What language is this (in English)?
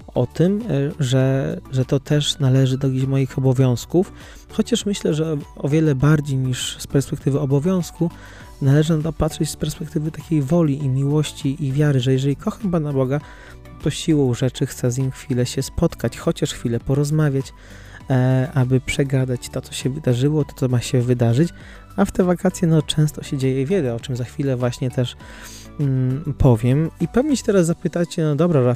Polish